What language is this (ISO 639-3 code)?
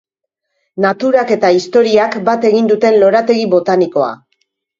eus